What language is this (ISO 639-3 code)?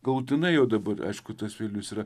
lit